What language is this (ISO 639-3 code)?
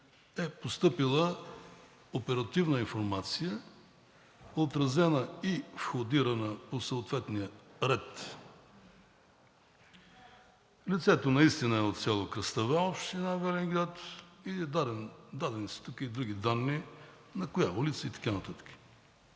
bul